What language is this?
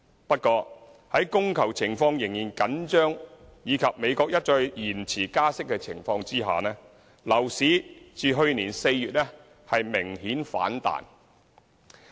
Cantonese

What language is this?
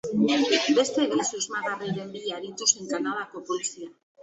Basque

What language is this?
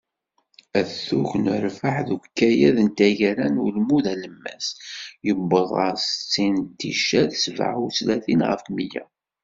Kabyle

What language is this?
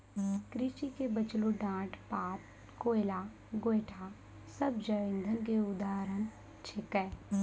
Maithili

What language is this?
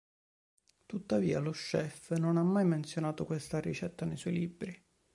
Italian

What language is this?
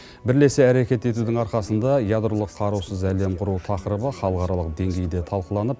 Kazakh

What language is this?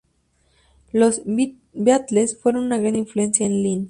Spanish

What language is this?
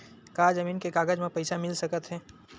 Chhattisgarhi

